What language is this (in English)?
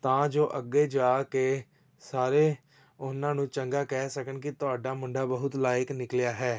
Punjabi